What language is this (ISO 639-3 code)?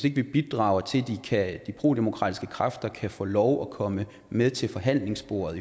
dan